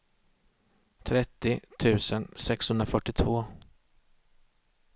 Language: Swedish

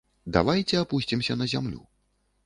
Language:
Belarusian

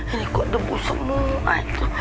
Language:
Indonesian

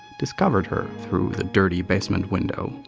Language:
English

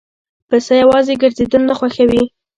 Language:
Pashto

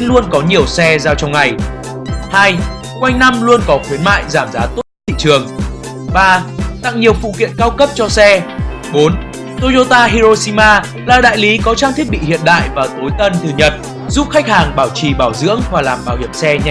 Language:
Vietnamese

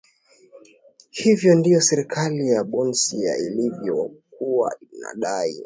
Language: Swahili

